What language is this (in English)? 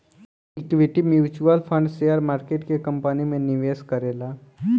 Bhojpuri